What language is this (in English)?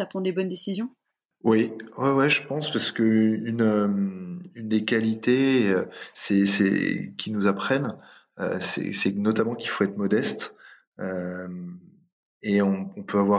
French